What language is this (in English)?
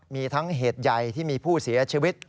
Thai